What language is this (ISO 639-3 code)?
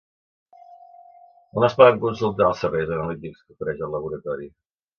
cat